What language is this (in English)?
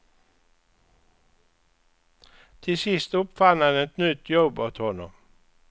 Swedish